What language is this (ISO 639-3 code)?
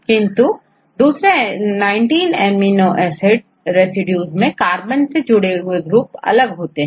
hin